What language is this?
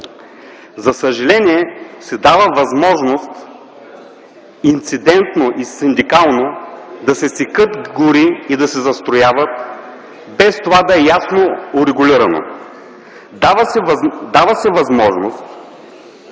Bulgarian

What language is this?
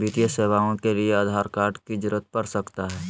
Magahi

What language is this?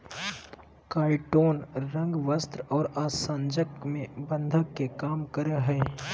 Magahi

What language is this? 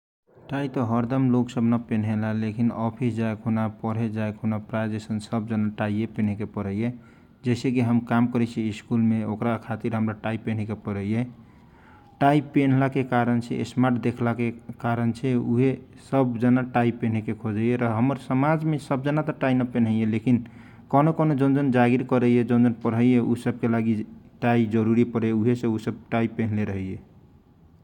Kochila Tharu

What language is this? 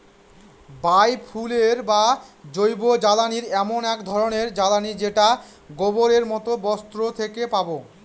Bangla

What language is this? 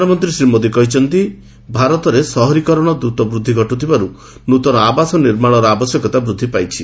Odia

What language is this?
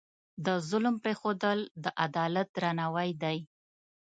Pashto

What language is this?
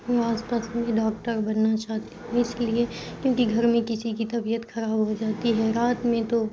Urdu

